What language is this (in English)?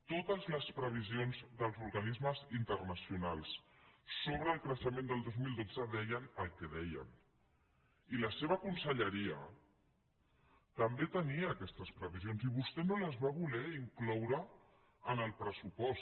Catalan